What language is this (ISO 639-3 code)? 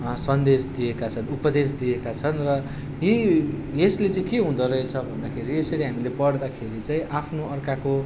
nep